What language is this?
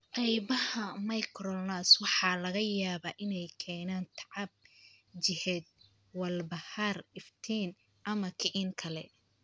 Somali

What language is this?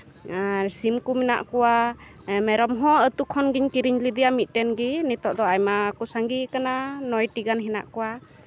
Santali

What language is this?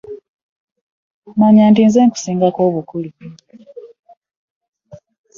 Ganda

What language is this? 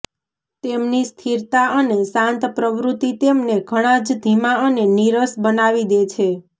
Gujarati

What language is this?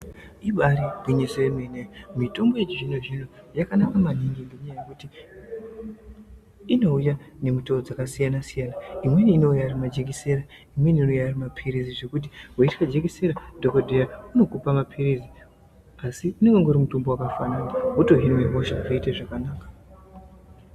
Ndau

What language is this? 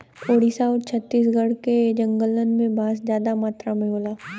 Bhojpuri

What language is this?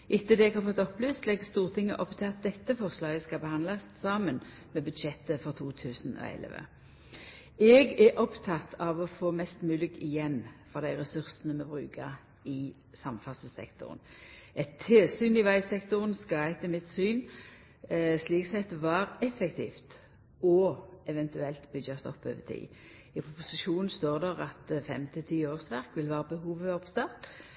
Norwegian Nynorsk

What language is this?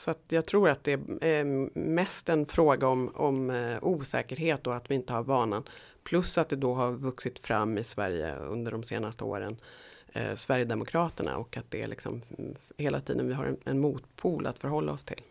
Swedish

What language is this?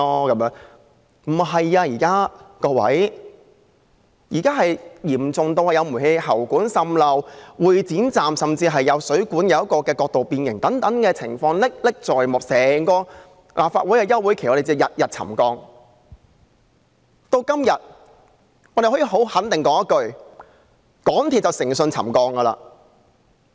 Cantonese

